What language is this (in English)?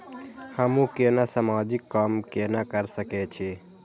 Maithili